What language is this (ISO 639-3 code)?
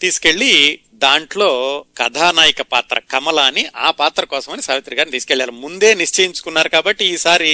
tel